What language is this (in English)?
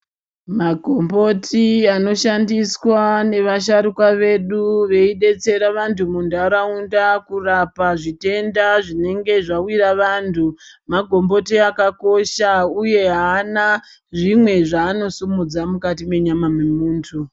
Ndau